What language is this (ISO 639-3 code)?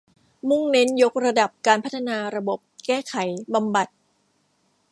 tha